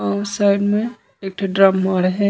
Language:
Chhattisgarhi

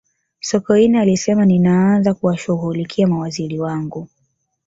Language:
Swahili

